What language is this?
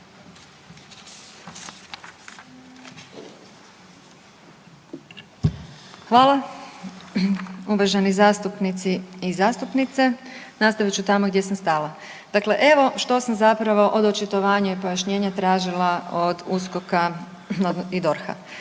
Croatian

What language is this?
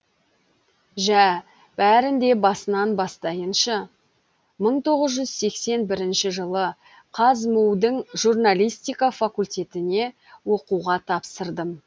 Kazakh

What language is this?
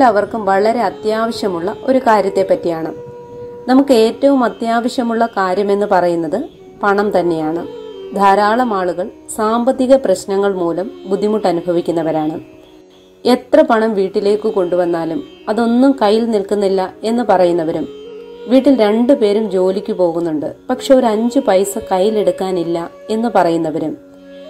Malayalam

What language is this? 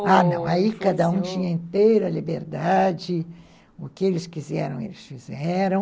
Portuguese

